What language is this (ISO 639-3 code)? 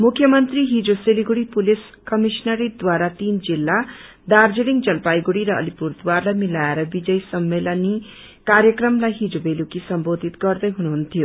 nep